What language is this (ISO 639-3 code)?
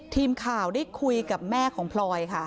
tha